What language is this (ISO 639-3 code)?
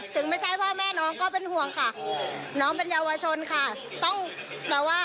tha